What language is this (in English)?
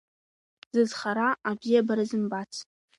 Abkhazian